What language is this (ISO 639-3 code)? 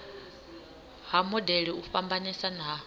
ven